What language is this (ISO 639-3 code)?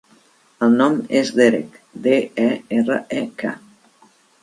cat